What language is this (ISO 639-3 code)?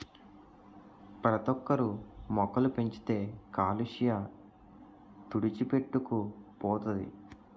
tel